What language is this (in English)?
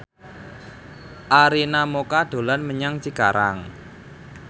Javanese